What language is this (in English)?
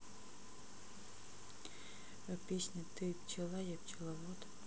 Russian